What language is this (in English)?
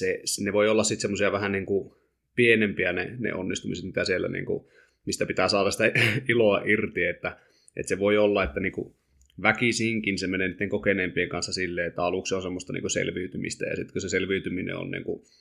Finnish